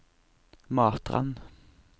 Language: Norwegian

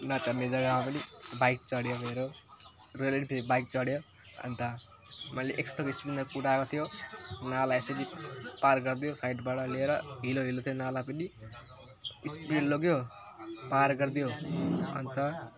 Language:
Nepali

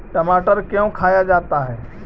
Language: Magahi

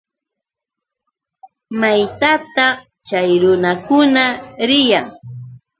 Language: Yauyos Quechua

